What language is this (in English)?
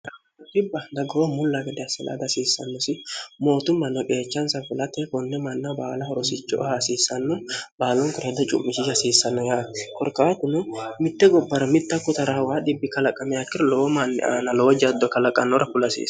Sidamo